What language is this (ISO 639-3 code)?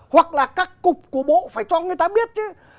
vie